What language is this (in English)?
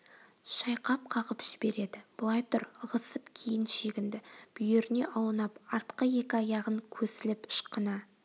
Kazakh